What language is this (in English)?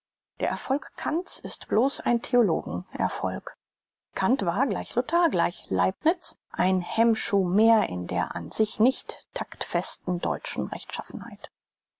German